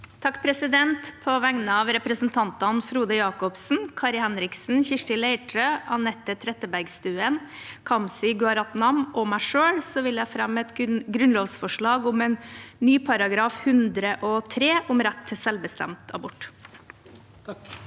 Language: Norwegian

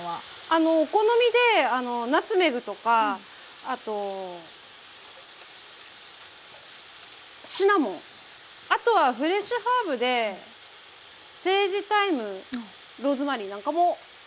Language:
Japanese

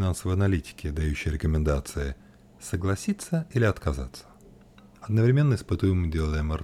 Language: Russian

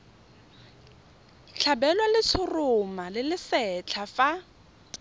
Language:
Tswana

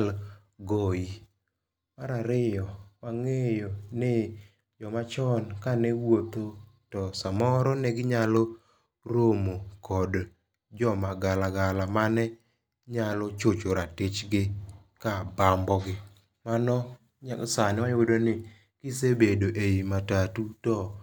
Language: Luo (Kenya and Tanzania)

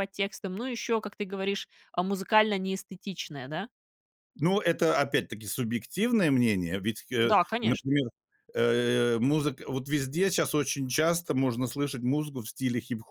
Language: Russian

